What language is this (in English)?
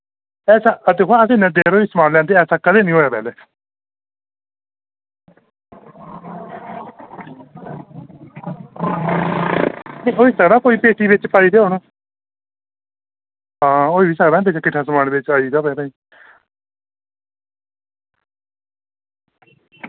Dogri